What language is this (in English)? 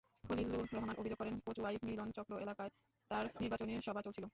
Bangla